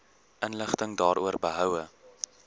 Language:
Afrikaans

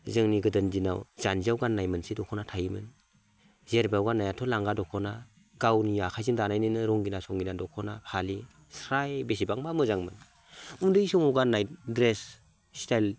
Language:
Bodo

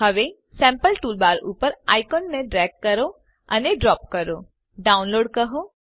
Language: Gujarati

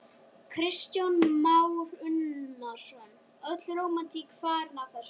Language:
Icelandic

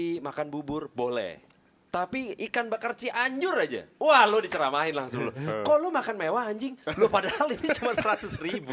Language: Indonesian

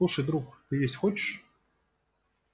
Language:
Russian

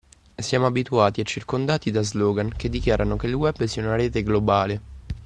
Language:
Italian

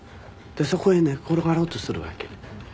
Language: Japanese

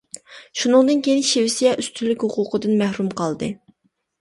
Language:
Uyghur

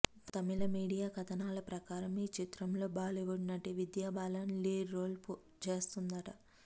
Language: Telugu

